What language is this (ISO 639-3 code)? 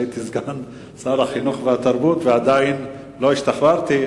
heb